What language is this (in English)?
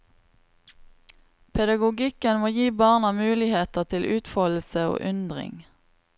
Norwegian